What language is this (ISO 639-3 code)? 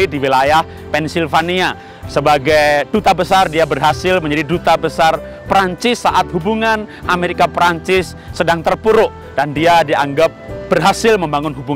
ind